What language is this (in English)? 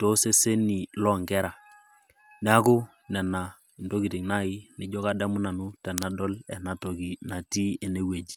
Masai